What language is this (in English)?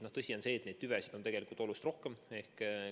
Estonian